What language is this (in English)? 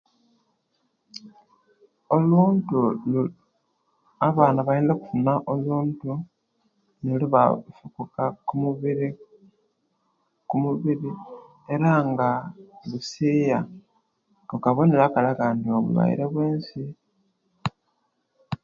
Kenyi